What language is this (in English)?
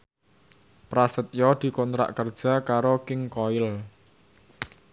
Javanese